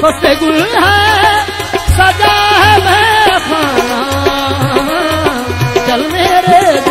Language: Arabic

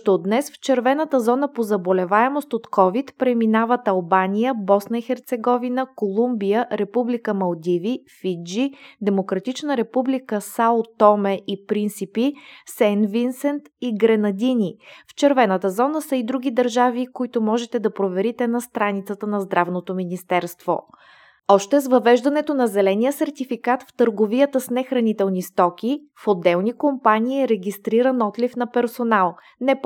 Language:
Bulgarian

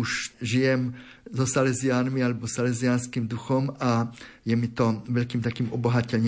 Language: Slovak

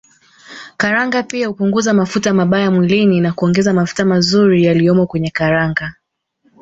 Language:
Swahili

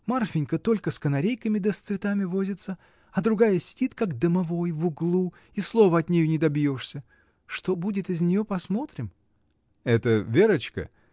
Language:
Russian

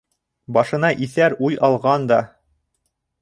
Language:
Bashkir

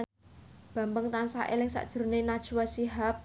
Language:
Javanese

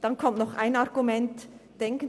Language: Swiss German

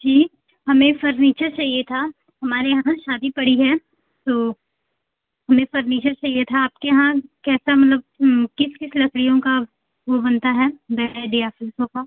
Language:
Hindi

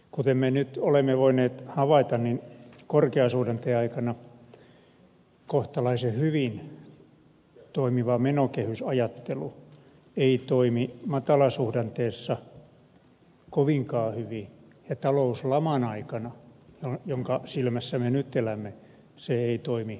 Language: Finnish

